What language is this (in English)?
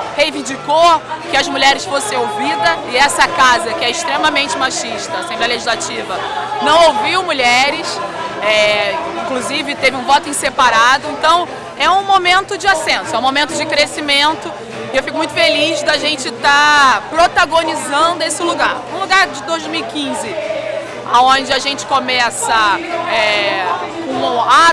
Portuguese